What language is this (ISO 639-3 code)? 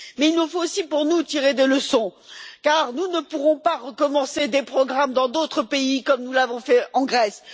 fra